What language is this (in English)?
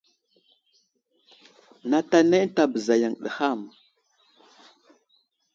Wuzlam